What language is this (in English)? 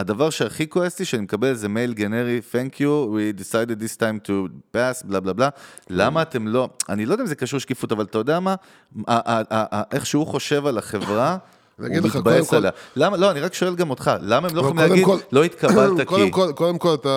Hebrew